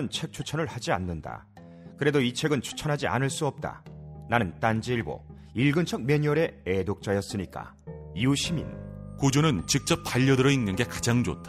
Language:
Korean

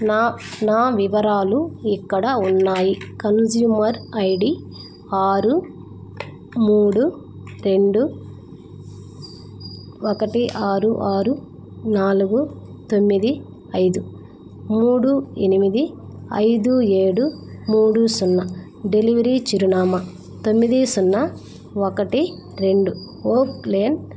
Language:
Telugu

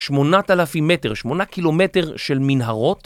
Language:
Hebrew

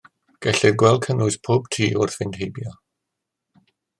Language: Welsh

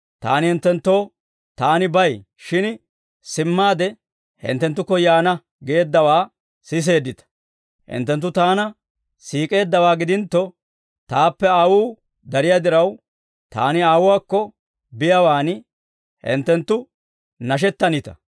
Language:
Dawro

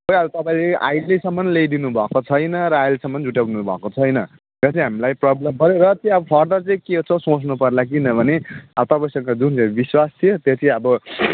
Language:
Nepali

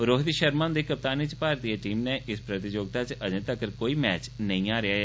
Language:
Dogri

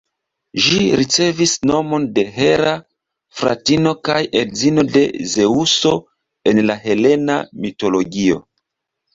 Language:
Esperanto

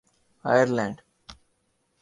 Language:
Urdu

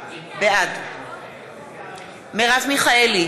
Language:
Hebrew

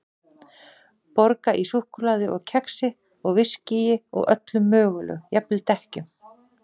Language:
Icelandic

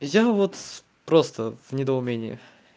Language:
Russian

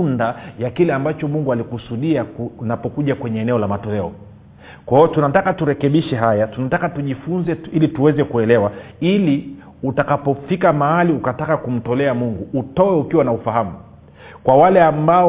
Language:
Swahili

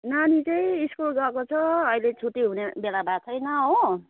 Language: Nepali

